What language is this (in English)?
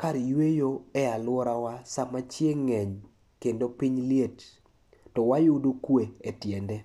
Luo (Kenya and Tanzania)